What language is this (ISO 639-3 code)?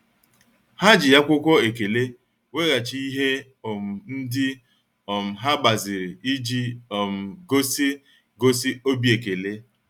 ibo